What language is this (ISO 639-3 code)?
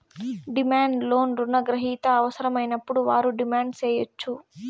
tel